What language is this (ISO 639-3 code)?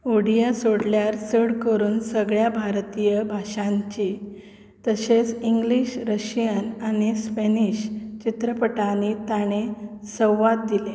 kok